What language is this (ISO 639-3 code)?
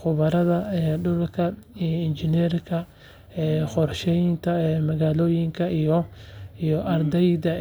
som